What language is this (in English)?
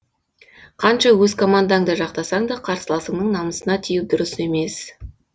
Kazakh